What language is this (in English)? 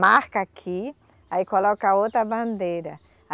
Portuguese